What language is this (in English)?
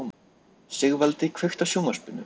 Icelandic